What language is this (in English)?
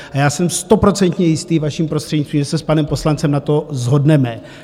Czech